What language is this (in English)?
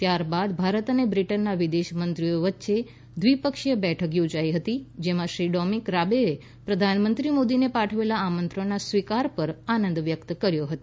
Gujarati